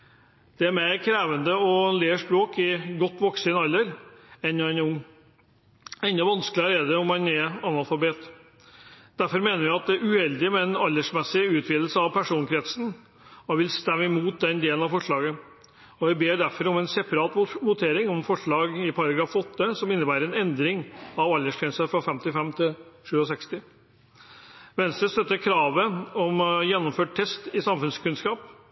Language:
Norwegian Bokmål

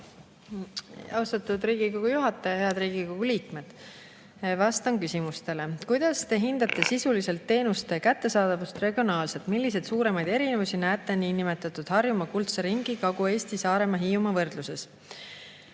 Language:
Estonian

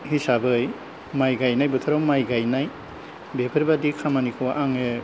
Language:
Bodo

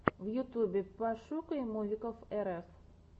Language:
Russian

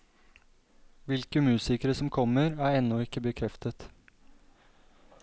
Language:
Norwegian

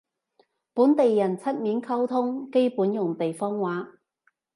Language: Cantonese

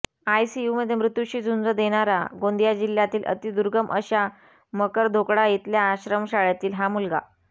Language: Marathi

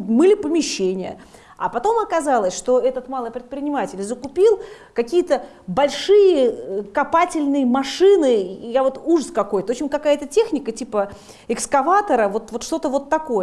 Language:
Russian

